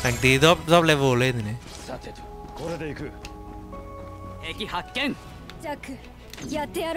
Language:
Vietnamese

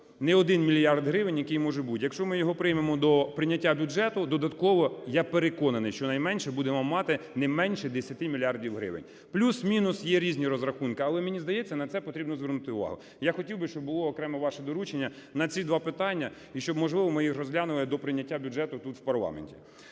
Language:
Ukrainian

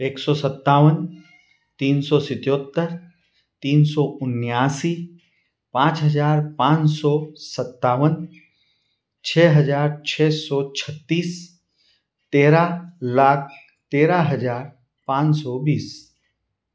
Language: Hindi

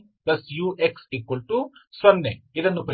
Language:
Kannada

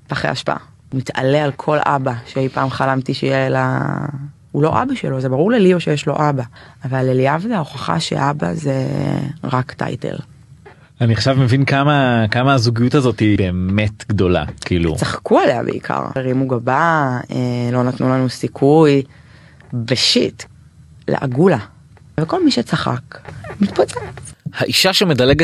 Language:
Hebrew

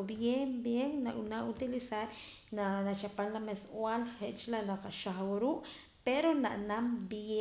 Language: Poqomam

